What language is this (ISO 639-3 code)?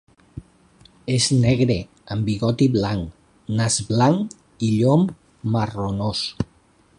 cat